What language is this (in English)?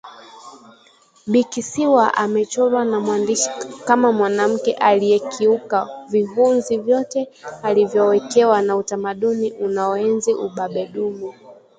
Swahili